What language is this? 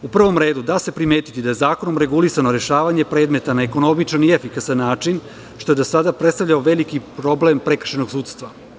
Serbian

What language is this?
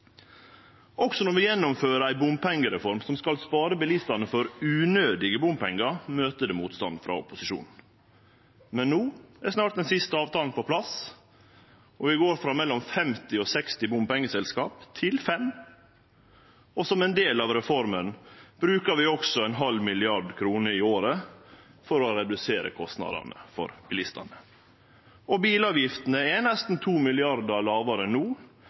Norwegian Nynorsk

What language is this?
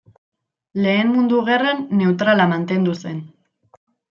Basque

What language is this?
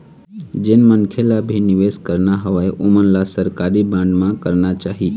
Chhattisgarhi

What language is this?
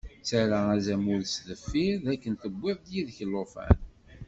Kabyle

